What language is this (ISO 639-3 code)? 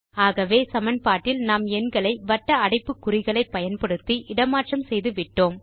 tam